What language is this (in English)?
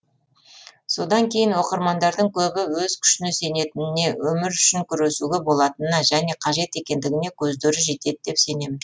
Kazakh